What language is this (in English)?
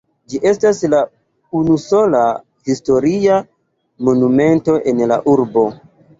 Esperanto